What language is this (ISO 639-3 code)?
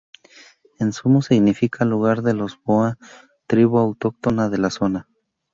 spa